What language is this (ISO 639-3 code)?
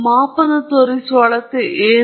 kan